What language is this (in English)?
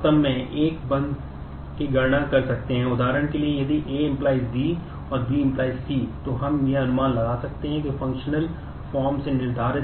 Hindi